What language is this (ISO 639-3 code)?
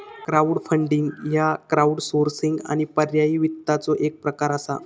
mar